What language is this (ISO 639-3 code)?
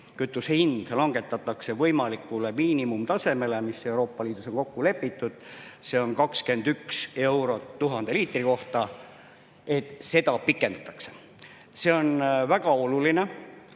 est